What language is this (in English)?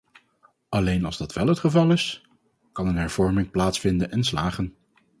Dutch